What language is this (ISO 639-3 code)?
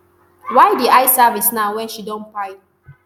pcm